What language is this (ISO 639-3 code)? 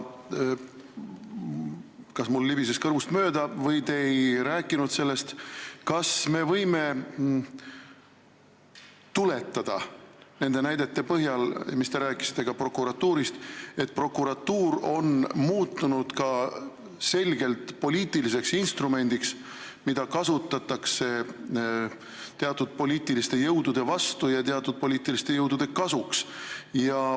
est